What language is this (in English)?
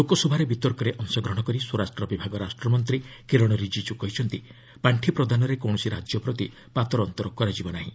Odia